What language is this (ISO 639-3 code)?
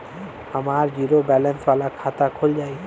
bho